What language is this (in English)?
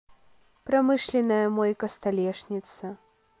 Russian